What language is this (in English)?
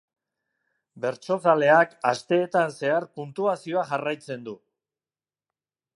Basque